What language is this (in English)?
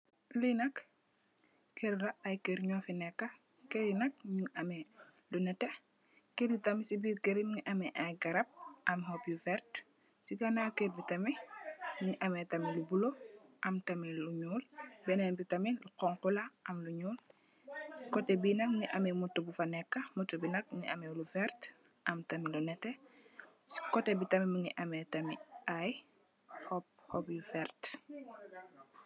Wolof